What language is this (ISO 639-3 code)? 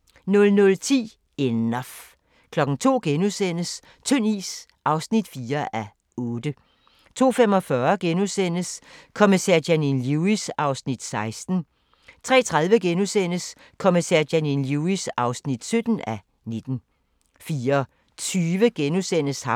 dan